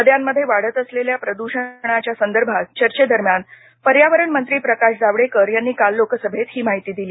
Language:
Marathi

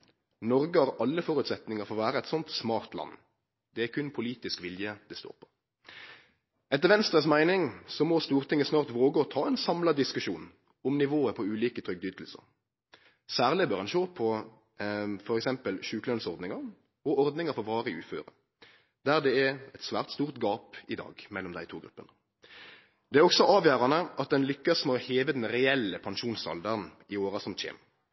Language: Norwegian Nynorsk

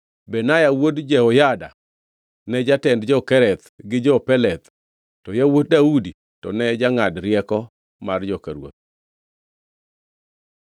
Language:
Luo (Kenya and Tanzania)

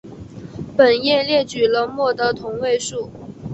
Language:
Chinese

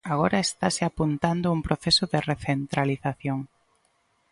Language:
Galician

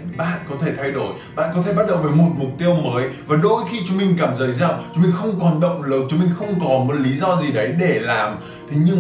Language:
Vietnamese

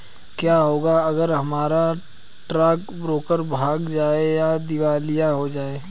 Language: Hindi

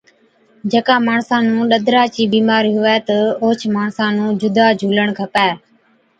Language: Od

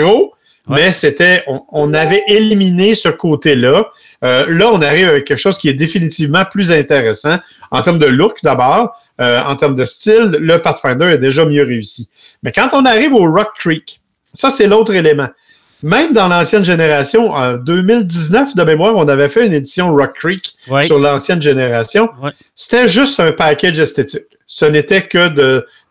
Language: French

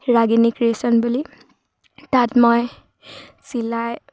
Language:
Assamese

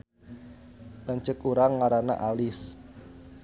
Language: Sundanese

